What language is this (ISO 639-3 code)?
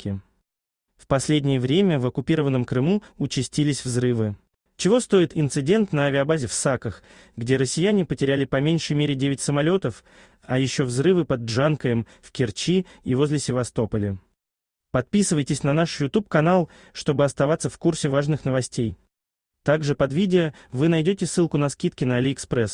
rus